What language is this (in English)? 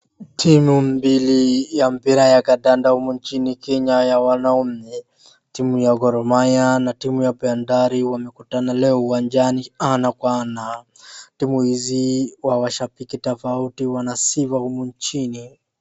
Swahili